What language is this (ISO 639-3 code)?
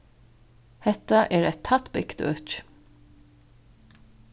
fao